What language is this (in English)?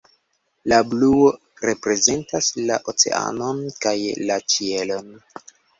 Esperanto